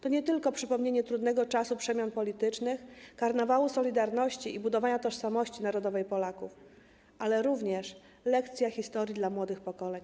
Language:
Polish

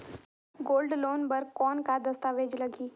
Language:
Chhattisgarhi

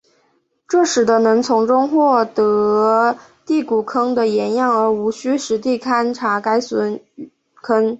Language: Chinese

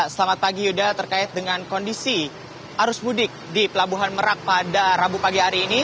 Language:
Indonesian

